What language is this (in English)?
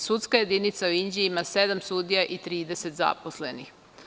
Serbian